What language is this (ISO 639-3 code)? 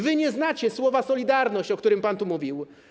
pol